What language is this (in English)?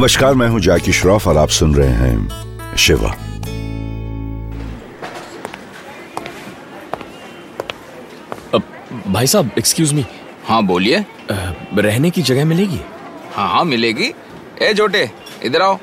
Hindi